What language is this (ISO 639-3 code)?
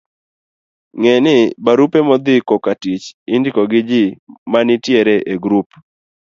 luo